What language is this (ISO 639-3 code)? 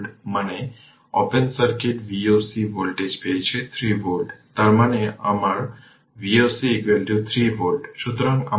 ben